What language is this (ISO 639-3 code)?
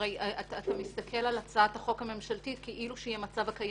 heb